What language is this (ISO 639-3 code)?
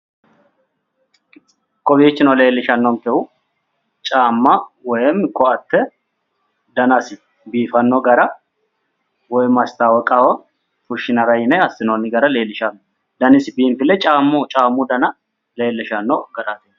sid